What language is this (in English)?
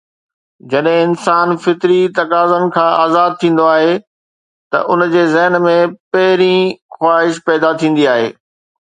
Sindhi